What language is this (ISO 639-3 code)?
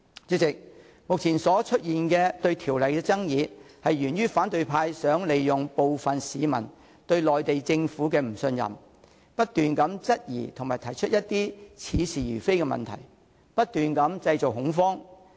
yue